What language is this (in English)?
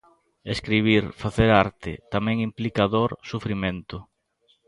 Galician